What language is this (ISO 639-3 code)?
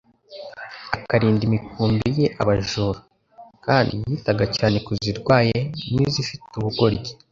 kin